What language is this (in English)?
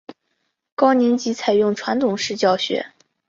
Chinese